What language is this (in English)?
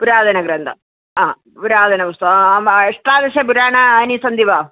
Sanskrit